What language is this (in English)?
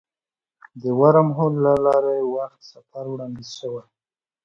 Pashto